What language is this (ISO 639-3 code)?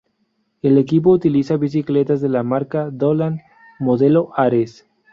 spa